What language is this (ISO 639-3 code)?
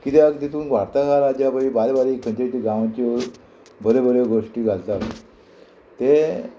kok